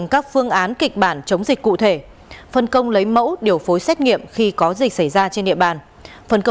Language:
Vietnamese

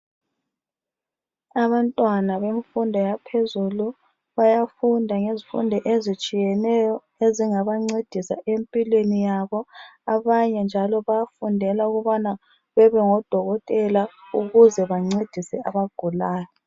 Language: North Ndebele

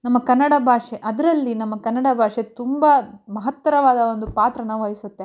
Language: Kannada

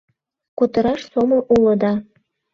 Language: Mari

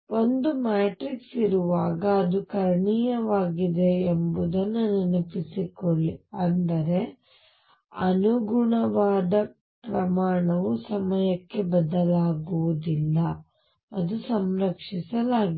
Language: Kannada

